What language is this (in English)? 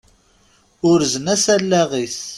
Kabyle